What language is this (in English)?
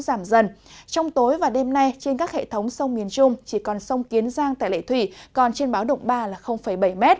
Vietnamese